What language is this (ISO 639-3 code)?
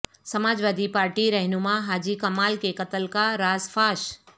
urd